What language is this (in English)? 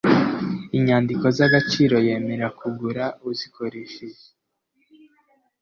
Kinyarwanda